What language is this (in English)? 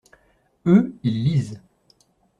French